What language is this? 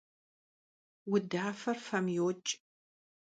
Kabardian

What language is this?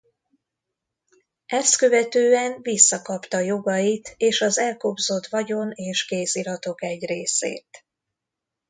Hungarian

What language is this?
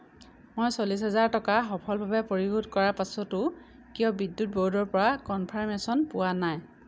Assamese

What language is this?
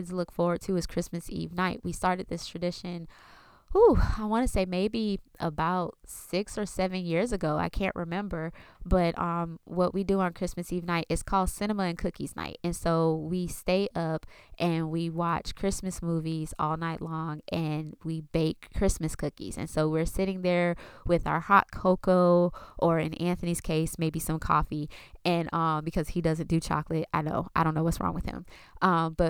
English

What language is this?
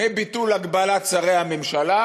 Hebrew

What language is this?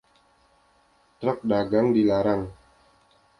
Indonesian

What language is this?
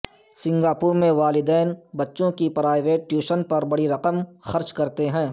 Urdu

